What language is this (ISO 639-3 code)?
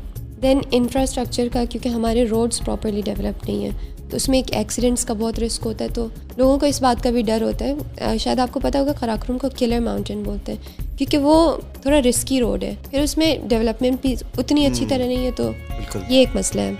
urd